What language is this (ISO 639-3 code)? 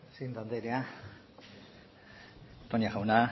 eus